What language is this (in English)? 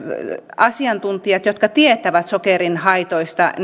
Finnish